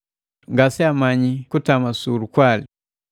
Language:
Matengo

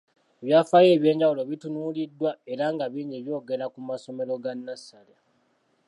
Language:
Ganda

